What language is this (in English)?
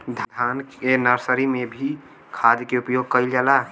Bhojpuri